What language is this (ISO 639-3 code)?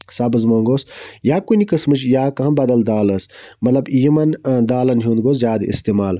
kas